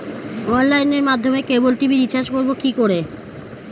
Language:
Bangla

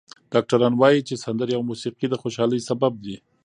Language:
Pashto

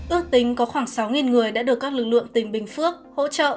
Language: Vietnamese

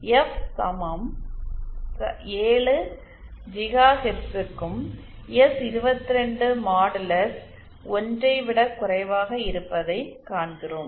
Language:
Tamil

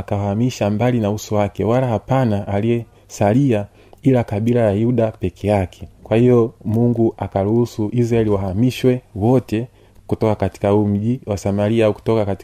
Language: Swahili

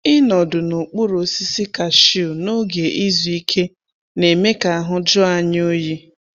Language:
Igbo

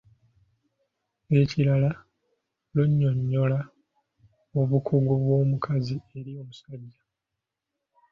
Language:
Ganda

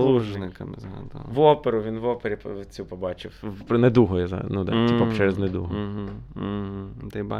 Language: Ukrainian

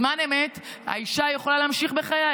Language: Hebrew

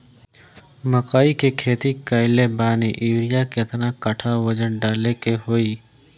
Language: Bhojpuri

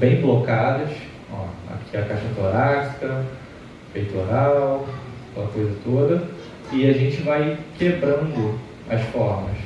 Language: Portuguese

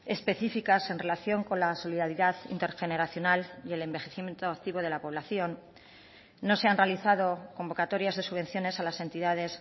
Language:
Spanish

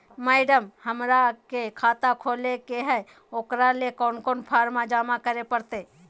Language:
Magahi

